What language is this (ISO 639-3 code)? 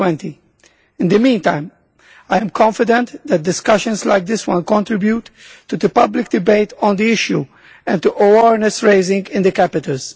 eng